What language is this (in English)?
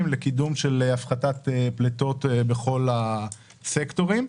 Hebrew